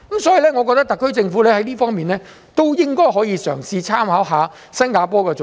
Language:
Cantonese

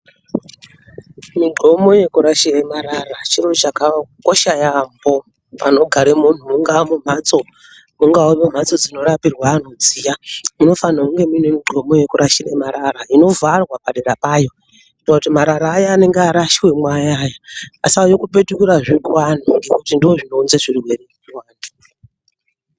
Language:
Ndau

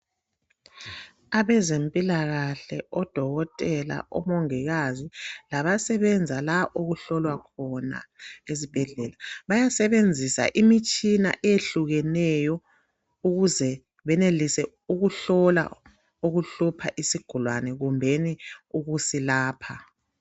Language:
North Ndebele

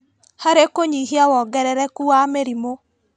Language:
Kikuyu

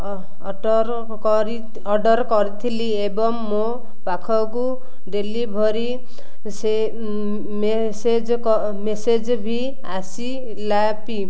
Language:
Odia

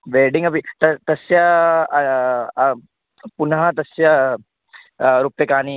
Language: Sanskrit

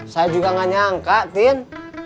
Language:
Indonesian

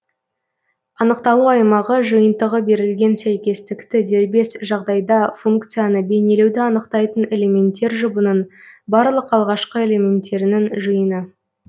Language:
Kazakh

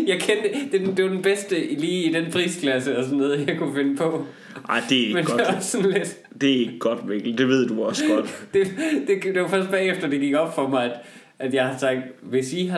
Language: Danish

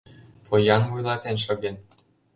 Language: Mari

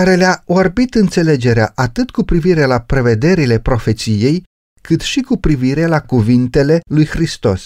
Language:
Romanian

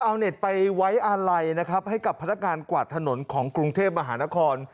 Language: Thai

